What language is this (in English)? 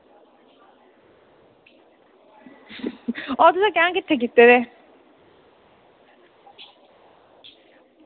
Dogri